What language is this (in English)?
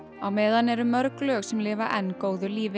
Icelandic